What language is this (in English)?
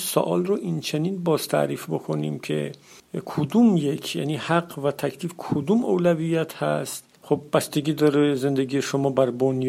Persian